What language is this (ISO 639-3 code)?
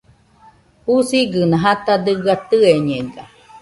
hux